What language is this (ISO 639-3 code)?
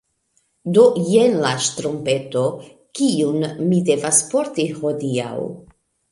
epo